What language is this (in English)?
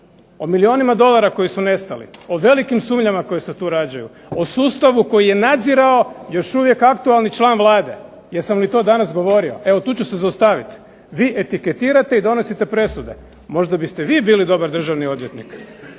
Croatian